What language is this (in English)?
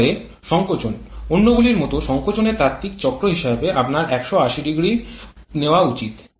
Bangla